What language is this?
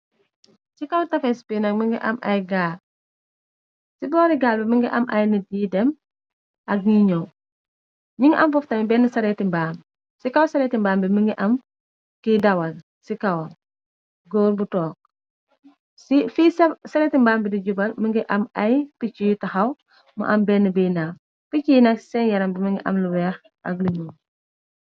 Wolof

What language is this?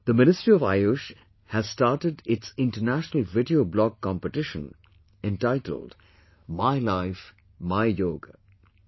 English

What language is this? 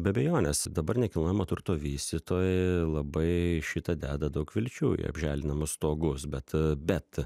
Lithuanian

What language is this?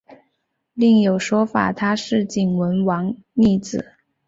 Chinese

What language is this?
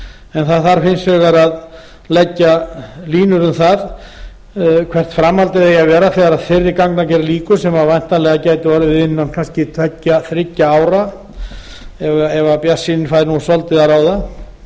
Icelandic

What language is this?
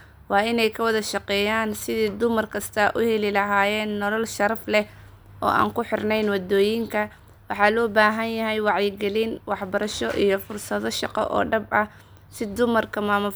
Somali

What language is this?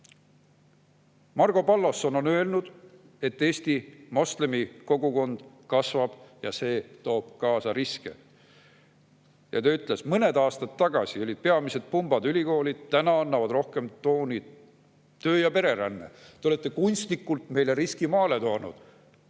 Estonian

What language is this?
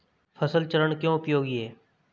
Hindi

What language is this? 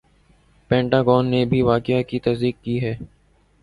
Urdu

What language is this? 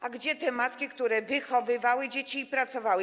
Polish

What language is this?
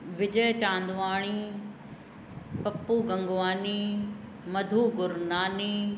Sindhi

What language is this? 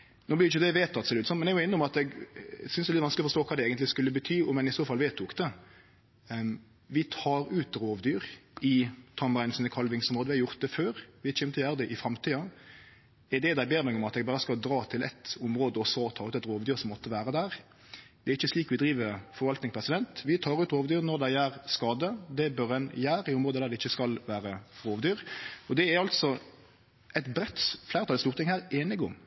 Norwegian Nynorsk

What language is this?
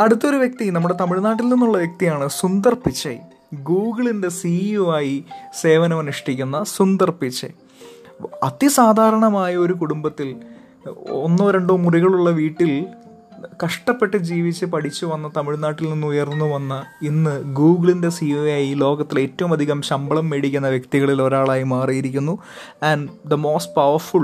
Malayalam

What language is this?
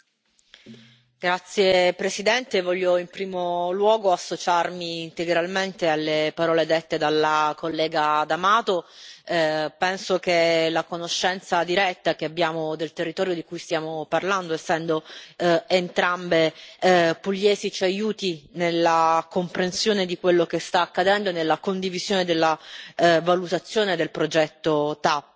Italian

